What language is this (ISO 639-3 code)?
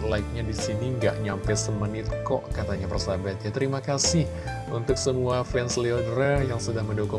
ind